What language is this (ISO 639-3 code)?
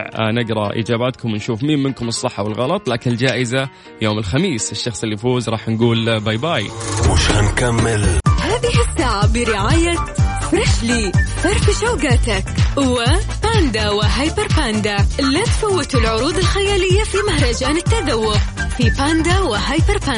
ara